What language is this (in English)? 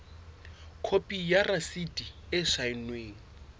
Southern Sotho